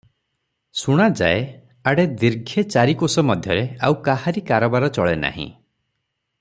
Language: Odia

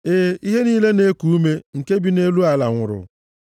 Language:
Igbo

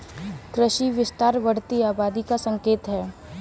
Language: Hindi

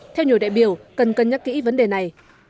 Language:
Vietnamese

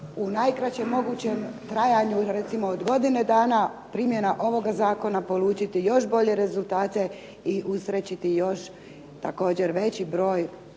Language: Croatian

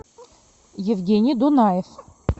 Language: Russian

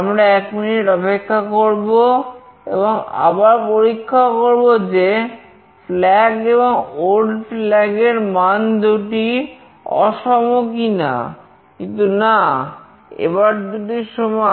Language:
Bangla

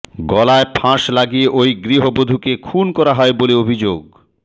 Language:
Bangla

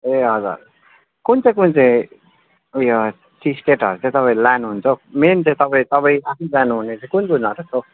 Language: Nepali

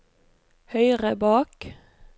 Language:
Norwegian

